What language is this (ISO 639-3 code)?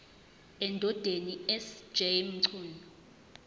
zul